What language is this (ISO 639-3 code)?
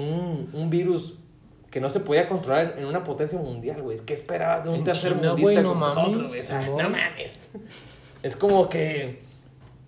spa